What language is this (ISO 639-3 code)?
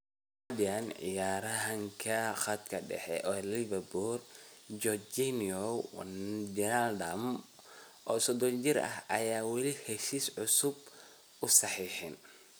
som